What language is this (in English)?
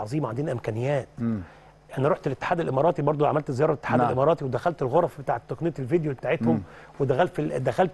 Arabic